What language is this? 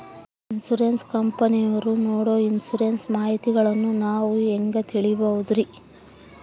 Kannada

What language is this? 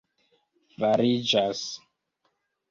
Esperanto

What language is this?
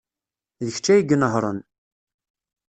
Kabyle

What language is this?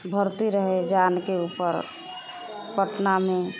Maithili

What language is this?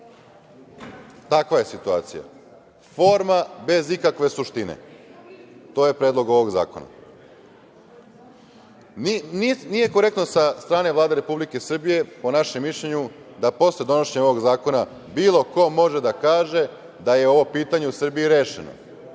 Serbian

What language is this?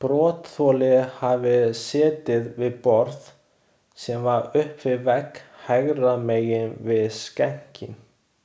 Icelandic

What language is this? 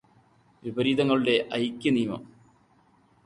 Malayalam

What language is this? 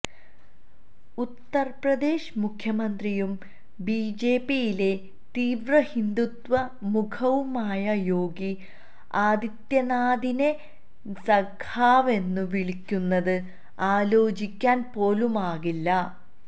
Malayalam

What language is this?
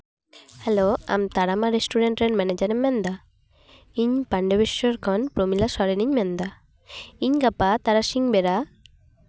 Santali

